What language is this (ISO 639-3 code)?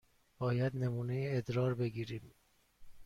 fas